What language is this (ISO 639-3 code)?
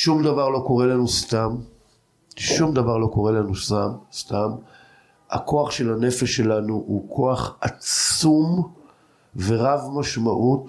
heb